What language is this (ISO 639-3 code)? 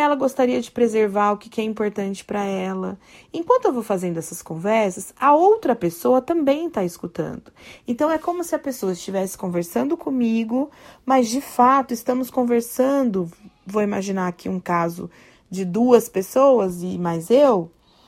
por